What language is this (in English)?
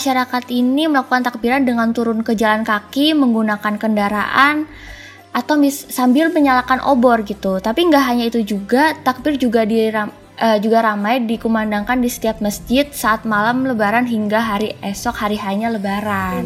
Indonesian